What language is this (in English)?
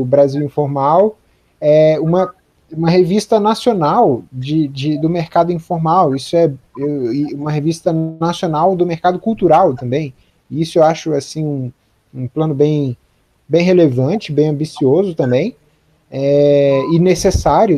Portuguese